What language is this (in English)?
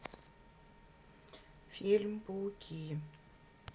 Russian